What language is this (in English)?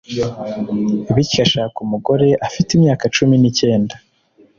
Kinyarwanda